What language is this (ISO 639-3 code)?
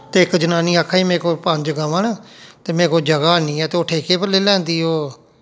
doi